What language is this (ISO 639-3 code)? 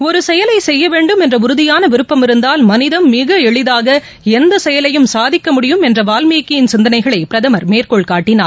tam